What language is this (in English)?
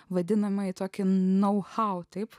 Lithuanian